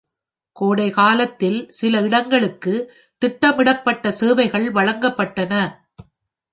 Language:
Tamil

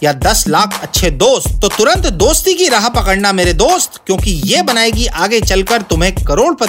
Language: Hindi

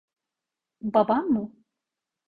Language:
Turkish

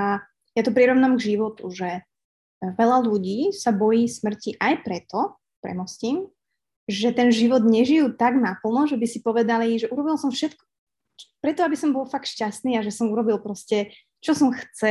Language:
Slovak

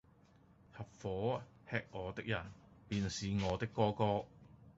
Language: Cantonese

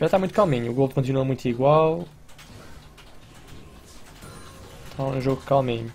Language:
Portuguese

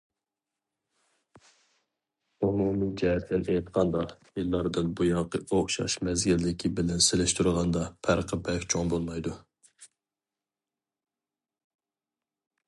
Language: Uyghur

